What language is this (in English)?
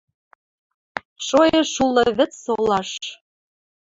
Western Mari